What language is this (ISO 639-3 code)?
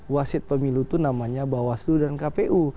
ind